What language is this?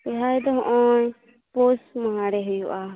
Santali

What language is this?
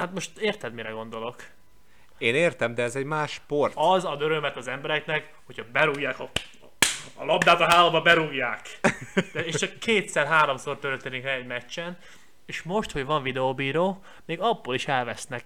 Hungarian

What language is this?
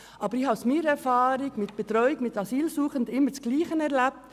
Swiss German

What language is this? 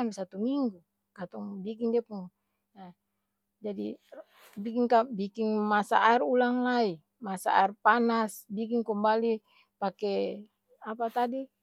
Ambonese Malay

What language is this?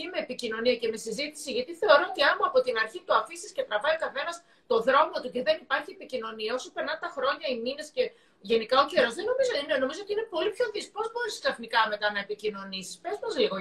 Greek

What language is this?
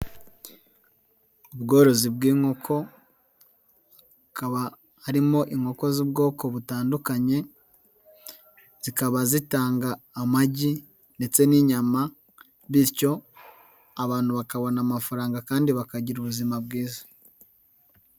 Kinyarwanda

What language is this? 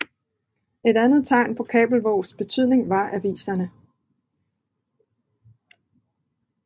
Danish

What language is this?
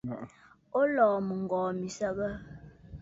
Bafut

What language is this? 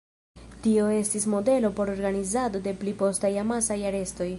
Esperanto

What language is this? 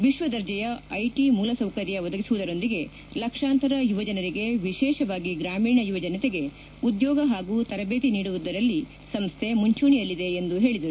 Kannada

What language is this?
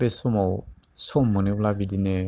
Bodo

